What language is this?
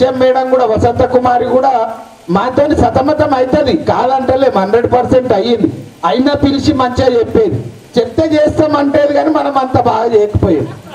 Hindi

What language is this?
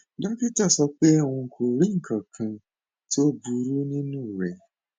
Yoruba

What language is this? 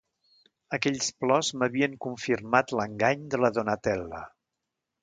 Catalan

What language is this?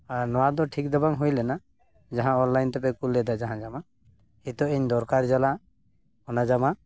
Santali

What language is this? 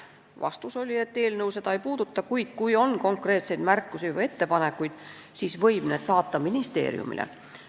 Estonian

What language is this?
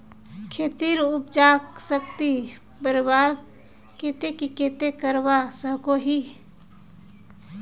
Magahi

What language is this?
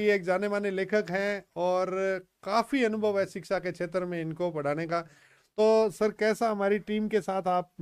Hindi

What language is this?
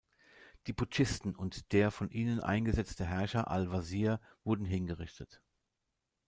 German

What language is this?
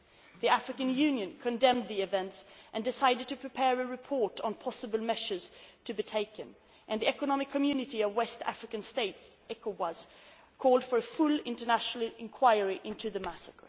English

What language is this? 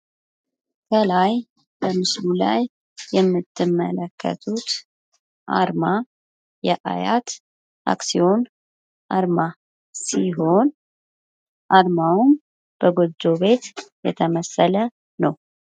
Amharic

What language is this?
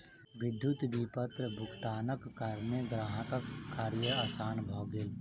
Maithili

